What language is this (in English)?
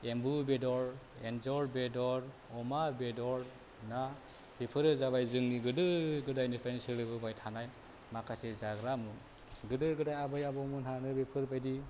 Bodo